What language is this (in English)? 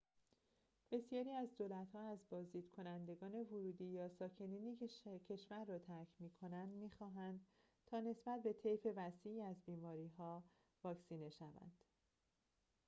Persian